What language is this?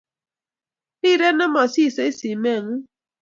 Kalenjin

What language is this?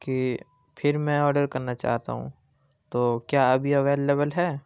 Urdu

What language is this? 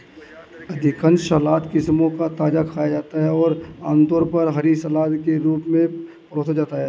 Hindi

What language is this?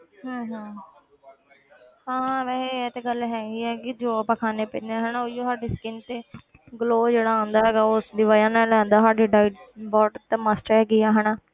Punjabi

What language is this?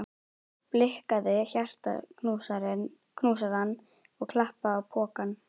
Icelandic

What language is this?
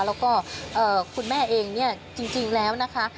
Thai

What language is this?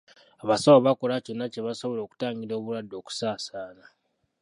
Ganda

